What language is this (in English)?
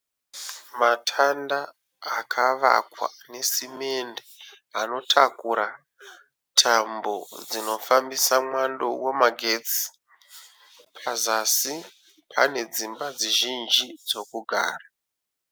Shona